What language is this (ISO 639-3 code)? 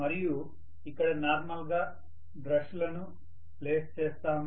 tel